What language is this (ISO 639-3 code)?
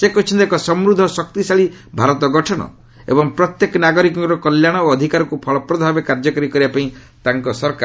ori